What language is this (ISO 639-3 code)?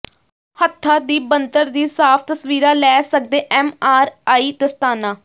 pan